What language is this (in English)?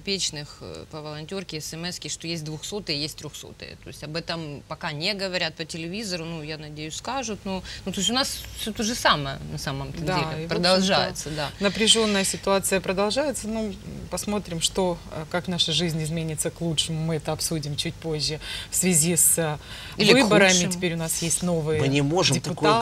Russian